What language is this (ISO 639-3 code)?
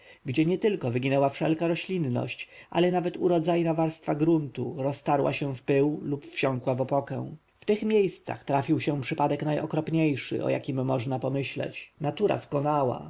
pol